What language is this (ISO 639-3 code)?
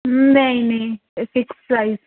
doi